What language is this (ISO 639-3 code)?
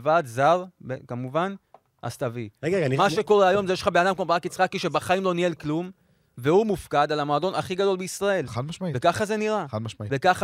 heb